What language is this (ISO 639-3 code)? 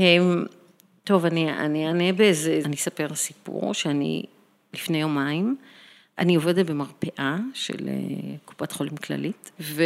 heb